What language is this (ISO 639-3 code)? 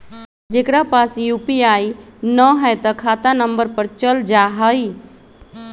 mag